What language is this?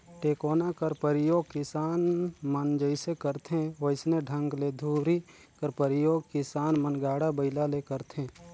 Chhattisgarhi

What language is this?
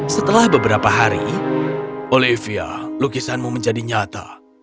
Indonesian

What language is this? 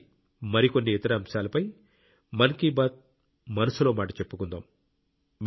Telugu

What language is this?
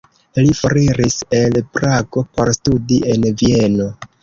Esperanto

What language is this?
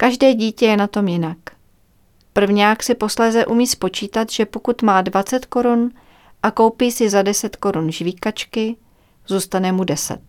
Czech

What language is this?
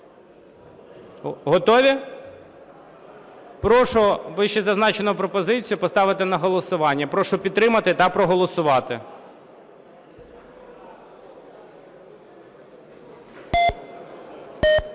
Ukrainian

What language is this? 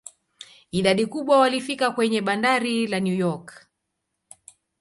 Swahili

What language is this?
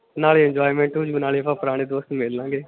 Punjabi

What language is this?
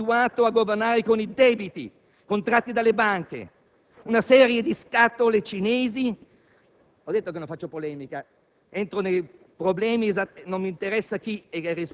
Italian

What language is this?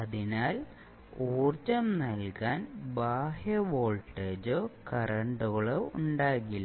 Malayalam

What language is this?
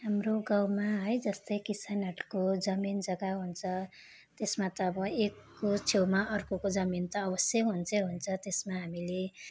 Nepali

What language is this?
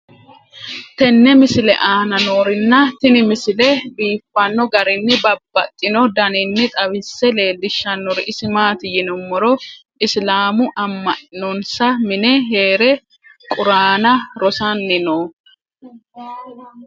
Sidamo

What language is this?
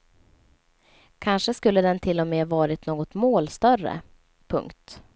Swedish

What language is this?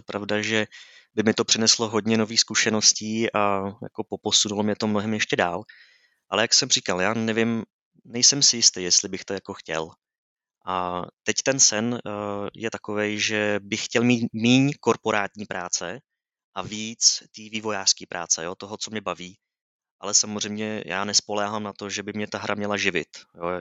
Czech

